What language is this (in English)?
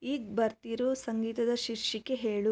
Kannada